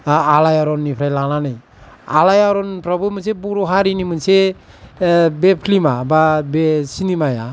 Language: Bodo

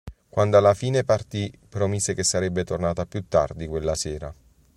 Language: Italian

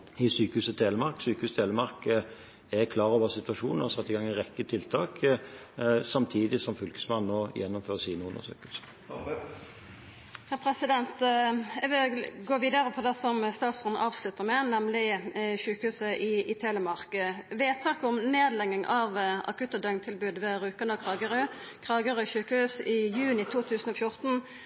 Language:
Norwegian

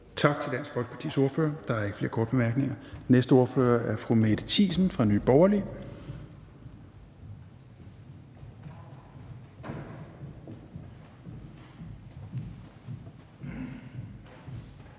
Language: Danish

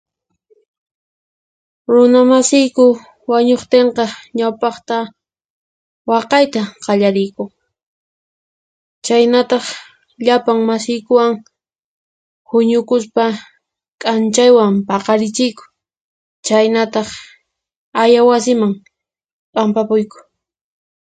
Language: Puno Quechua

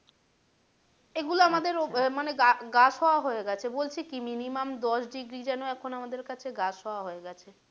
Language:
Bangla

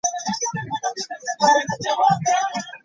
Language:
Ganda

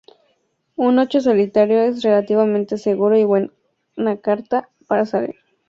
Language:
Spanish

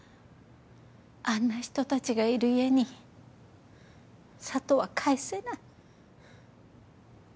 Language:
Japanese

